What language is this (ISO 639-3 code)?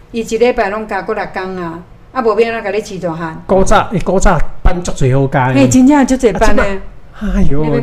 zho